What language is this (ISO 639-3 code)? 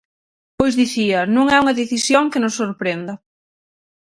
glg